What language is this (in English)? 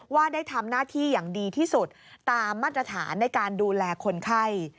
Thai